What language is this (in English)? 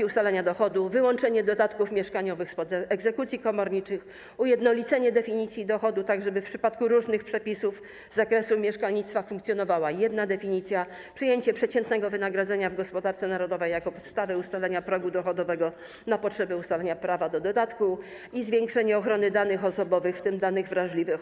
Polish